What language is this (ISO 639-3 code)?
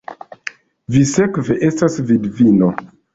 epo